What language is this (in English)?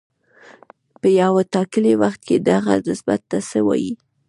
Pashto